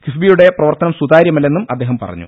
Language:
Malayalam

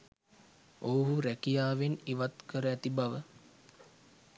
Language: Sinhala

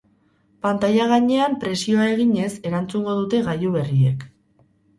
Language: Basque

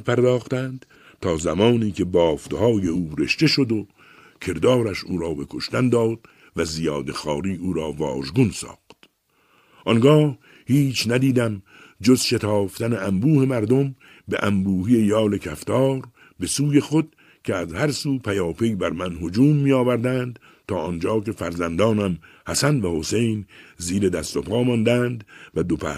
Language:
Persian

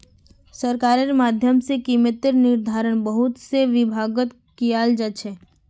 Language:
Magahi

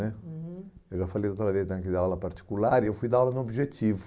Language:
Portuguese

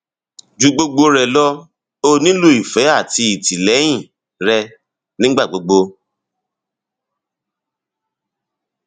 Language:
Yoruba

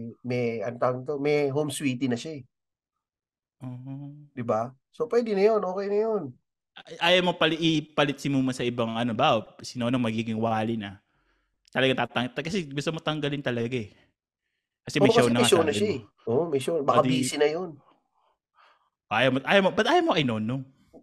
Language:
Filipino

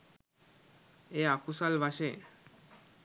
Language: Sinhala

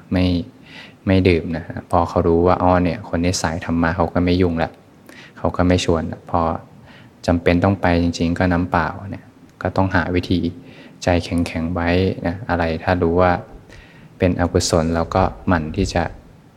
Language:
Thai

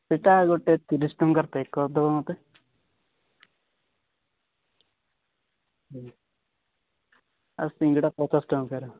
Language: Odia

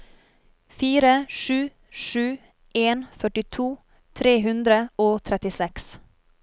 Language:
Norwegian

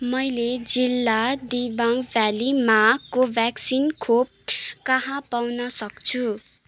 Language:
Nepali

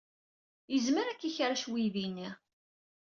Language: Kabyle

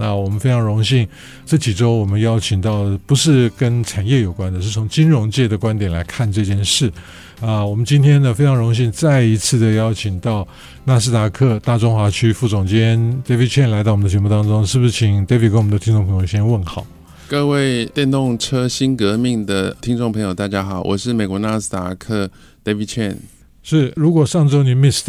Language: Chinese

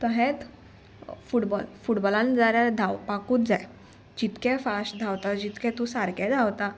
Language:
Konkani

